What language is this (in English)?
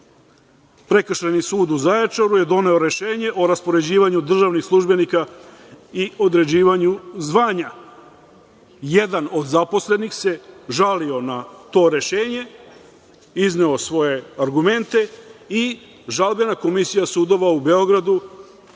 Serbian